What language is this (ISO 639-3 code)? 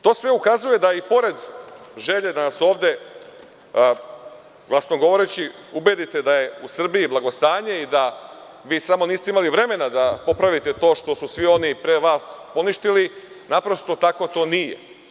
srp